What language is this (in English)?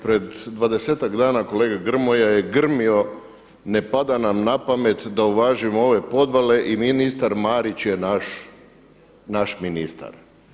Croatian